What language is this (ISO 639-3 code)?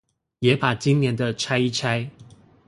zho